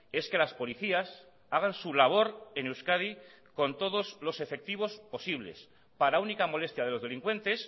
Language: Spanish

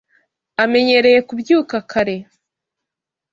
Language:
Kinyarwanda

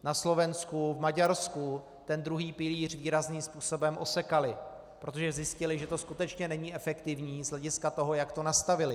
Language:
Czech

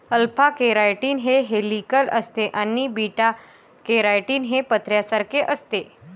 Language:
Marathi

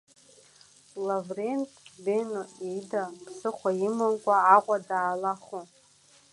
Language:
Abkhazian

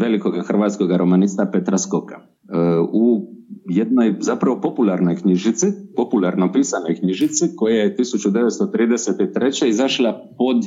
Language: Croatian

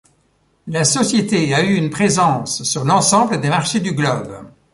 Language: French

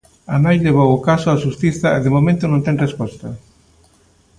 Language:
Galician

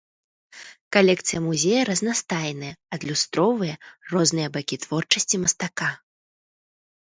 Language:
Belarusian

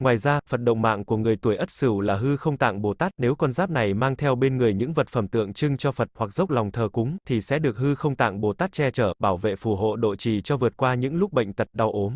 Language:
Vietnamese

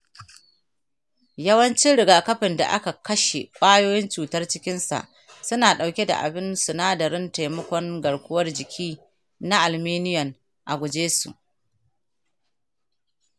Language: Hausa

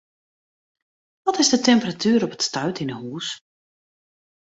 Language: Western Frisian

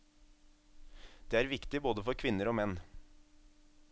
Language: Norwegian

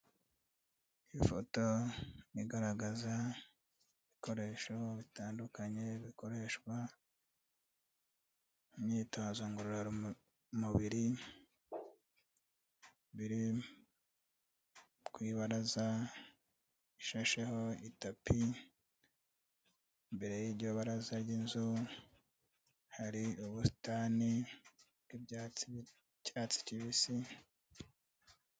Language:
Kinyarwanda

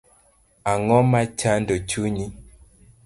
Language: Luo (Kenya and Tanzania)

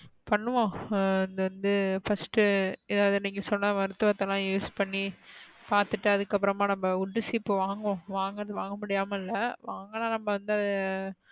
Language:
Tamil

